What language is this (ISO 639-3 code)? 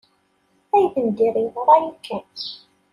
kab